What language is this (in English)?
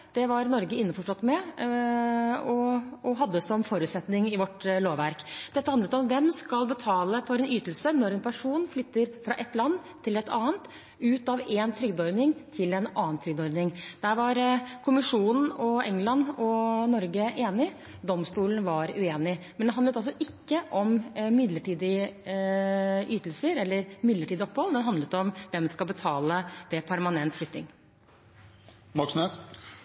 Norwegian Bokmål